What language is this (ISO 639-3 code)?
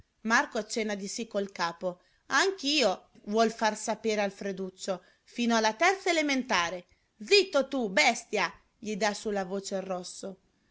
ita